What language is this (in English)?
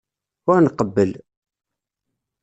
Kabyle